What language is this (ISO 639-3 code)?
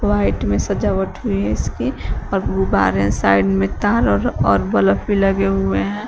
hin